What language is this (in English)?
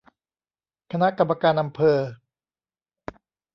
Thai